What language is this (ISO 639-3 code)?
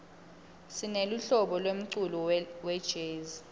ssw